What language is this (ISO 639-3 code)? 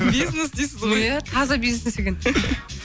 kaz